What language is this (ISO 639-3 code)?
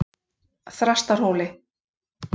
isl